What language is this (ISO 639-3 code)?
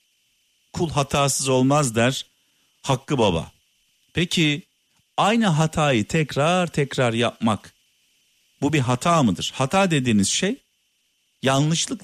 tur